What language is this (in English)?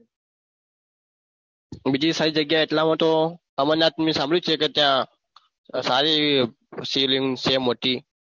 Gujarati